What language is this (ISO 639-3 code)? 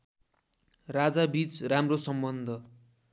nep